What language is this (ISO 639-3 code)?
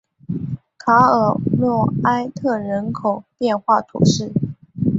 zho